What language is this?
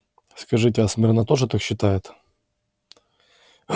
Russian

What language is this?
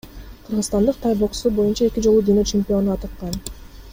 Kyrgyz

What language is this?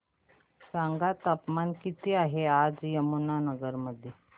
Marathi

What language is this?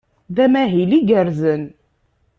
Kabyle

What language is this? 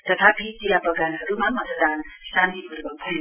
Nepali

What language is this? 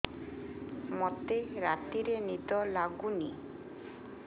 Odia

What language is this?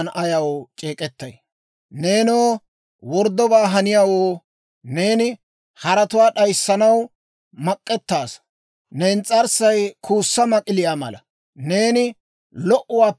Dawro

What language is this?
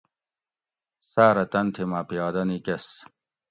Gawri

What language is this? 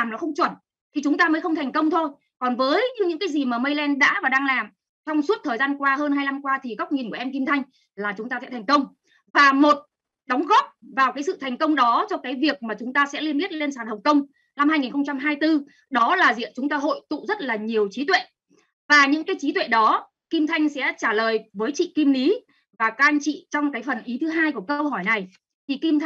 Vietnamese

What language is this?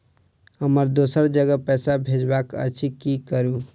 Maithili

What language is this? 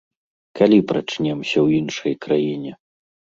Belarusian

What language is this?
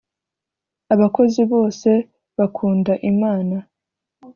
Kinyarwanda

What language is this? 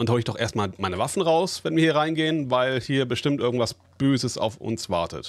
German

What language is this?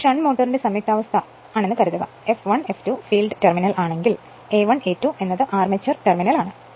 Malayalam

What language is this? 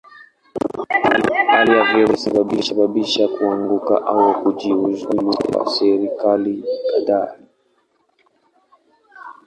Swahili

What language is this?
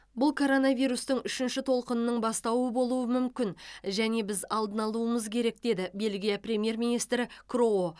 Kazakh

